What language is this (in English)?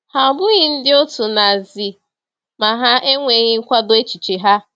Igbo